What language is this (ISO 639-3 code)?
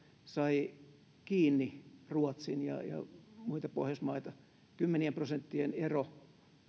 fin